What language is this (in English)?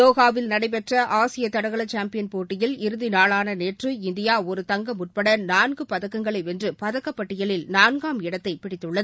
Tamil